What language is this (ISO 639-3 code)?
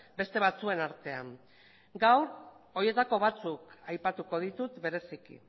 eus